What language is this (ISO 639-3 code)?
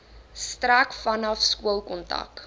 afr